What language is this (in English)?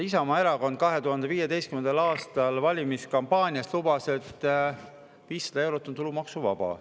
Estonian